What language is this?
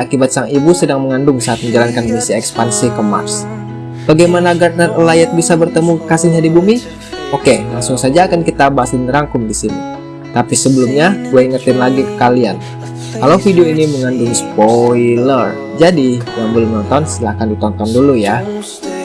Indonesian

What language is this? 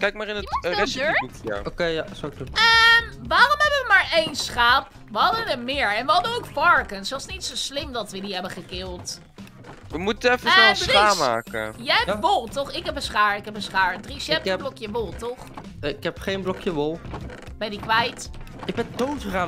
Dutch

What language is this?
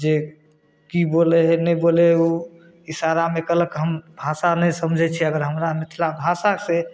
Maithili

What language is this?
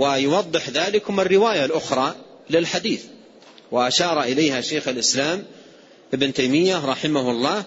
Arabic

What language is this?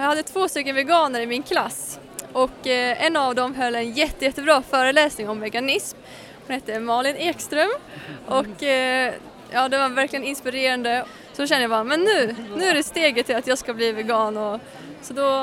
Swedish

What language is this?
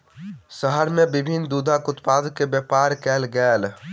Maithili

